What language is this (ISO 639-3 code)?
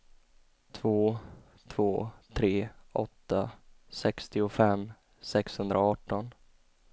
swe